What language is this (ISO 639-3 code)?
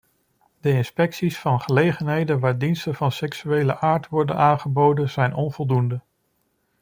nld